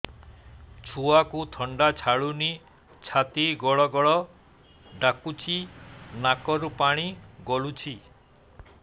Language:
Odia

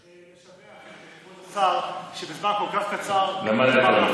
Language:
Hebrew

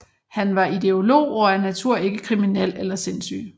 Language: Danish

